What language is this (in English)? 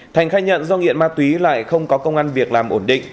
Vietnamese